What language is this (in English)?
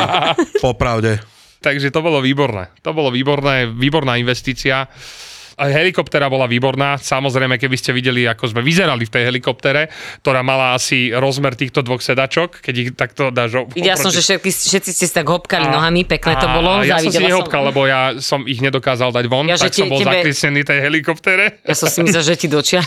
Slovak